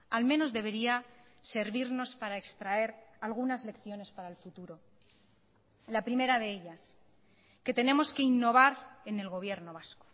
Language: Spanish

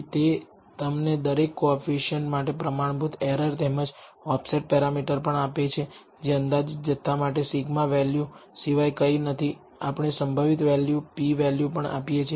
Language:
Gujarati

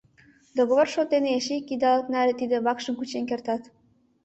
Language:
Mari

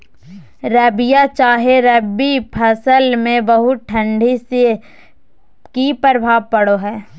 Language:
Magahi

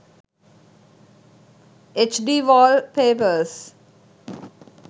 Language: Sinhala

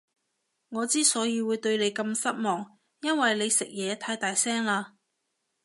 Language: Cantonese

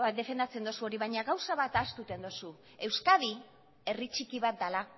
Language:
Basque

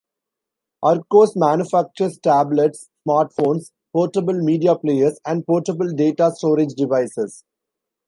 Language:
English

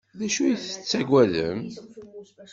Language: Kabyle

